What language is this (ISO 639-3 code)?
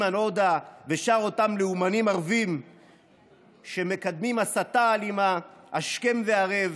heb